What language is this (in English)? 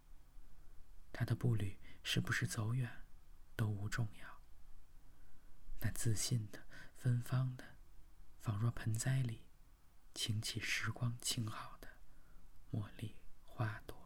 Chinese